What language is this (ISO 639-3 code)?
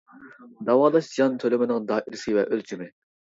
uig